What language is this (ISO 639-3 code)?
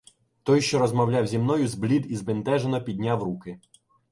ukr